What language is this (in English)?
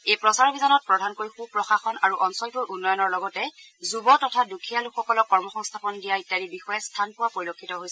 Assamese